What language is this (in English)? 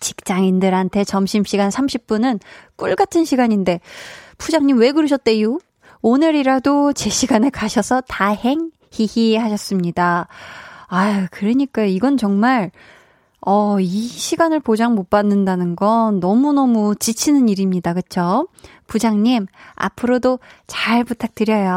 Korean